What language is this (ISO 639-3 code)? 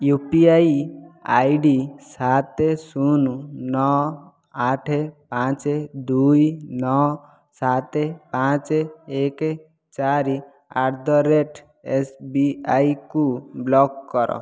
ori